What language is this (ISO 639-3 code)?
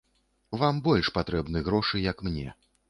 bel